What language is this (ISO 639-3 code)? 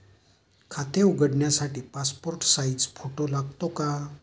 mar